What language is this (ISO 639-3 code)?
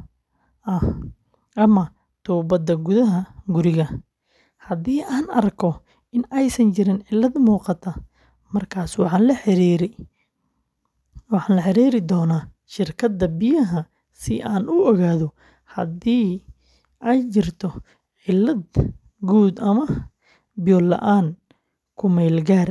som